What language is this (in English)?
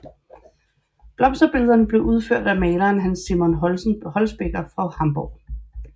Danish